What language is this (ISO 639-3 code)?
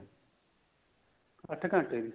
pan